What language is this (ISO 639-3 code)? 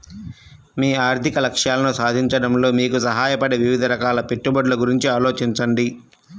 tel